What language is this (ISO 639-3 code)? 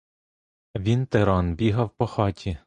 ukr